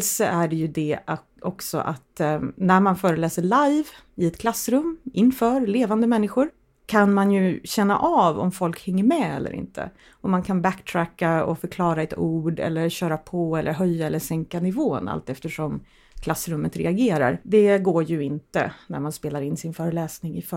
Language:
Swedish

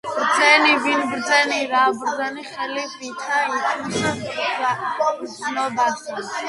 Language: Georgian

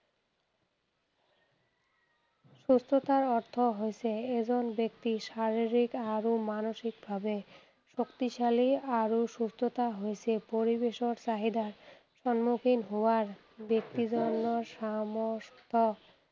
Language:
Assamese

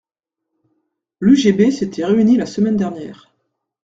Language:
French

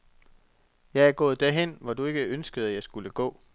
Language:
Danish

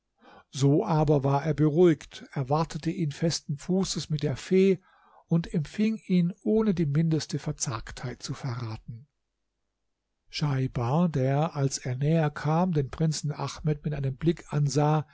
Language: German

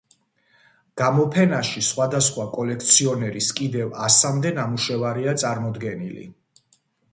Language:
Georgian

